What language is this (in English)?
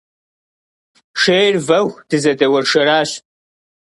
Kabardian